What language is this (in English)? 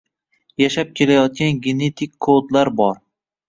Uzbek